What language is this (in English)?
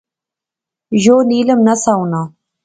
Pahari-Potwari